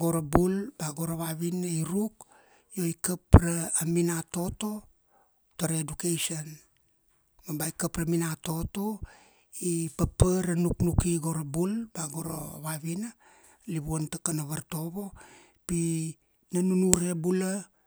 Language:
Kuanua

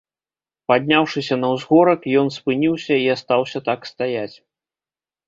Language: Belarusian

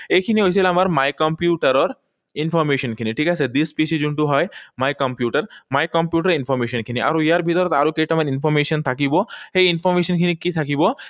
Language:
Assamese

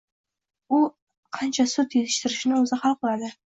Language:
Uzbek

